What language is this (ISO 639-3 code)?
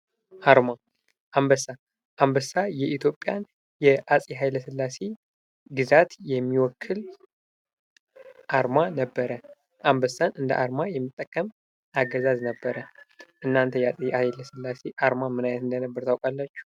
amh